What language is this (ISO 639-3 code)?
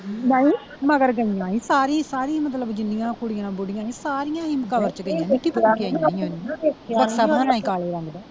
pan